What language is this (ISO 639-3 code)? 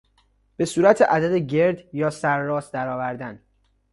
fas